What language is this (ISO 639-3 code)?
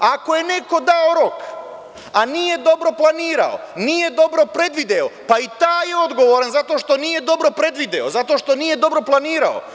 srp